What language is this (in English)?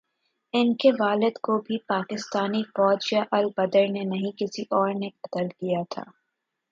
Urdu